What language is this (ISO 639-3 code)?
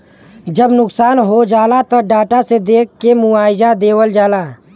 bho